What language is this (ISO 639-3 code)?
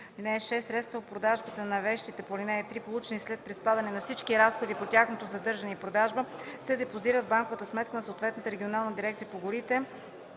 bul